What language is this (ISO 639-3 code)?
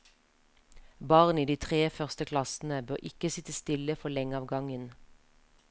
nor